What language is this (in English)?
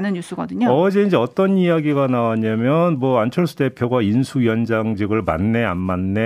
Korean